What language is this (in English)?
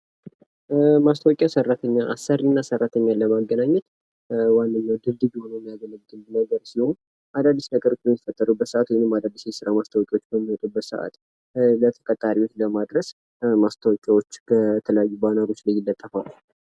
Amharic